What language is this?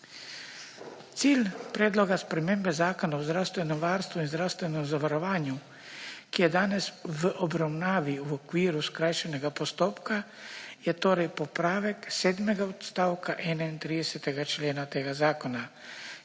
Slovenian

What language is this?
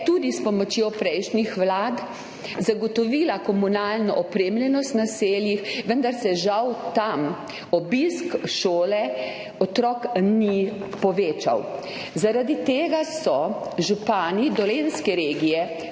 Slovenian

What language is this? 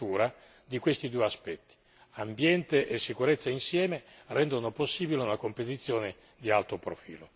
Italian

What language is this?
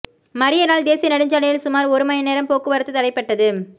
Tamil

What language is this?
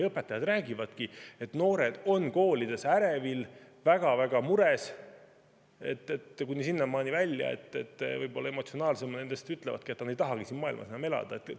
Estonian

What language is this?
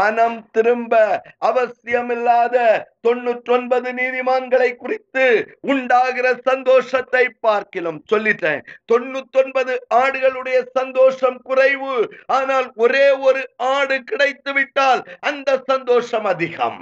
Tamil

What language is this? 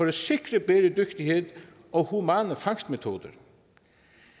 Danish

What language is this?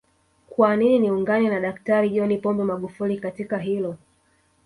Swahili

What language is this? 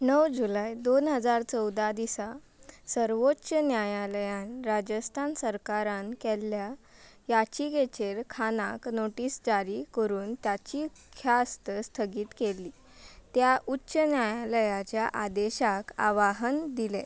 Konkani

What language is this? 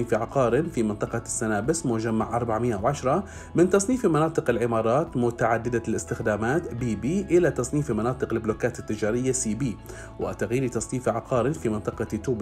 Arabic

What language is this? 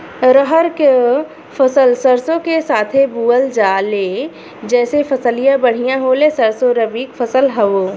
Bhojpuri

